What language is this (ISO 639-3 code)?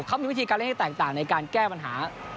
tha